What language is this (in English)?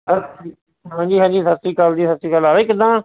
Punjabi